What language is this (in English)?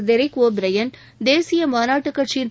Tamil